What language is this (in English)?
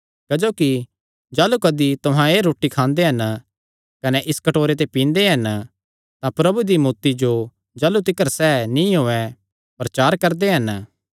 Kangri